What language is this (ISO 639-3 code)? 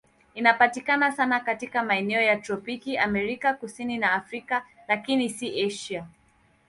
swa